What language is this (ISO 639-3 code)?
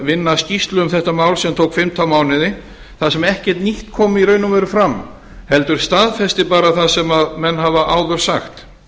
isl